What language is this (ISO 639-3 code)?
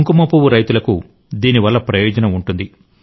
tel